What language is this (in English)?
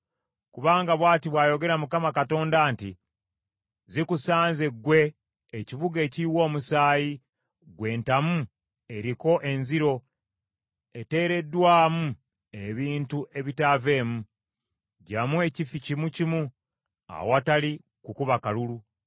Ganda